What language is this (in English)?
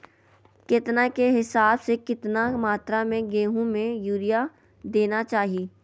Magahi